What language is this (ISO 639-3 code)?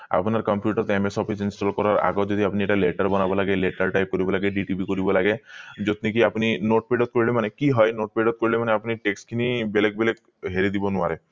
asm